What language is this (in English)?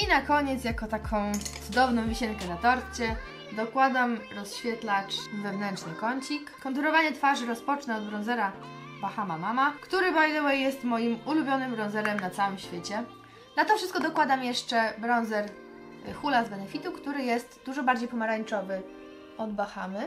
Polish